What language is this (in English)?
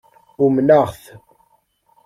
Kabyle